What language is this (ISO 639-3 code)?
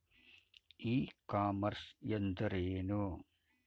kan